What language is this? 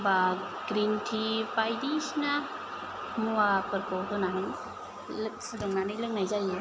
Bodo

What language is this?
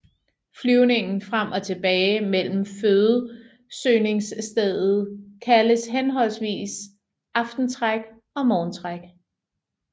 Danish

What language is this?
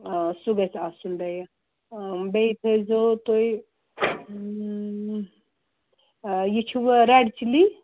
Kashmiri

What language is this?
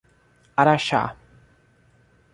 Portuguese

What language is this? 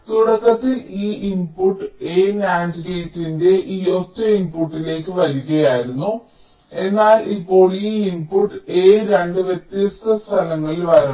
Malayalam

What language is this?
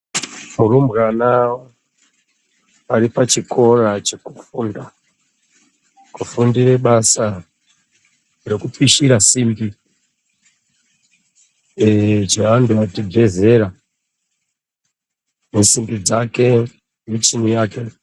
Ndau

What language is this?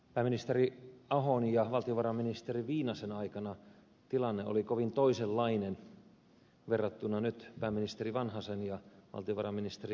Finnish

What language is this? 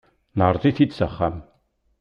Kabyle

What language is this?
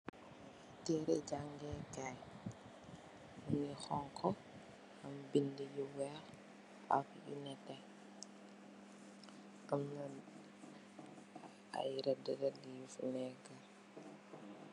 Wolof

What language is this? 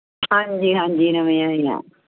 Punjabi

